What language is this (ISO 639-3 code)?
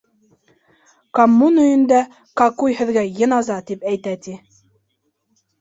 bak